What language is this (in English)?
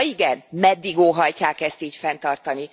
Hungarian